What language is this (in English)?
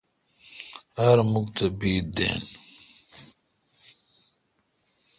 Kalkoti